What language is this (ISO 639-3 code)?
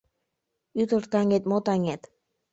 chm